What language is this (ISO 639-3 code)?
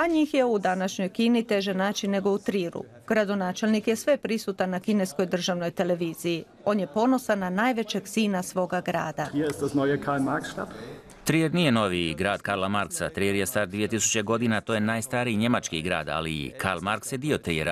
hrv